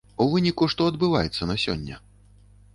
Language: Belarusian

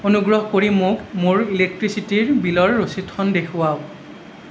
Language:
Assamese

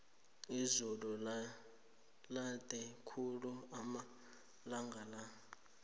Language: South Ndebele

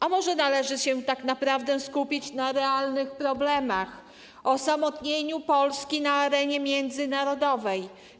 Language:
Polish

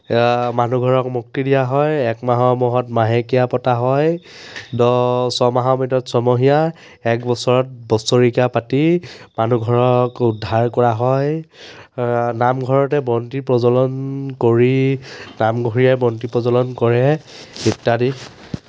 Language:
Assamese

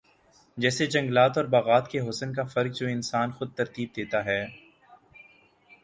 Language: Urdu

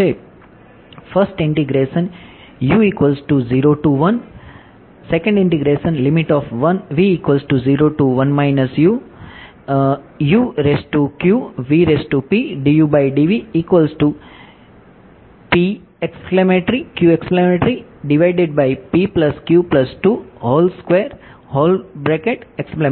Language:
Gujarati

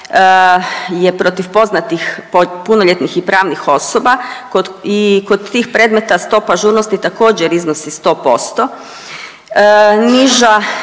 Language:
Croatian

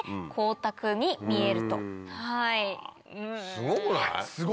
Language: Japanese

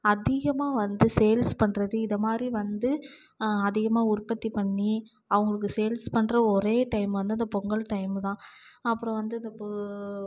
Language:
Tamil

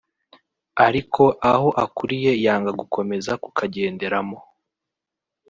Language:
Kinyarwanda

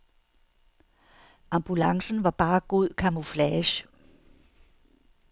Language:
Danish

